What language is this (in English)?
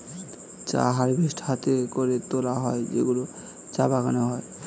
Bangla